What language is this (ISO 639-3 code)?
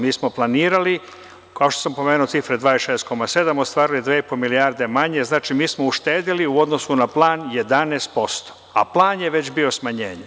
srp